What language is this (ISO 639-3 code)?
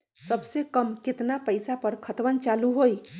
mag